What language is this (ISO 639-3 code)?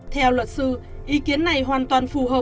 vie